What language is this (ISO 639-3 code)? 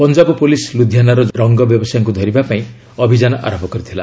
ori